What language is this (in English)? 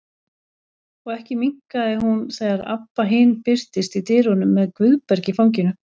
Icelandic